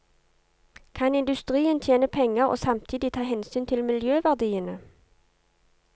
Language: Norwegian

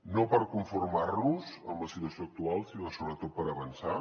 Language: Catalan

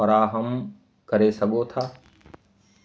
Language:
Sindhi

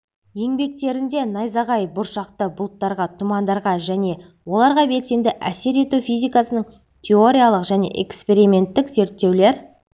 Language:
Kazakh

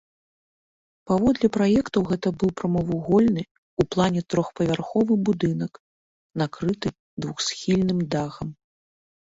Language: Belarusian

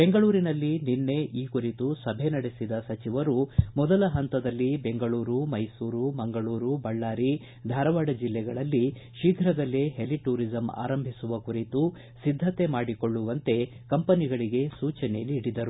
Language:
Kannada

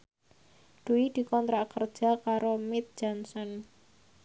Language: Javanese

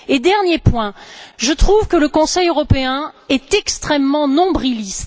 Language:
French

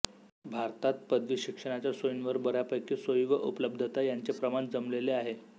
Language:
Marathi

